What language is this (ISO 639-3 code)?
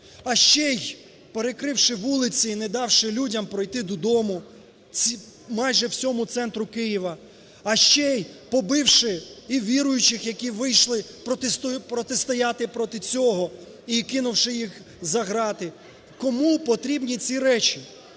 ukr